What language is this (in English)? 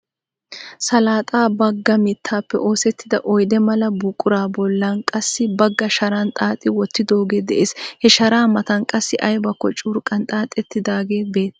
Wolaytta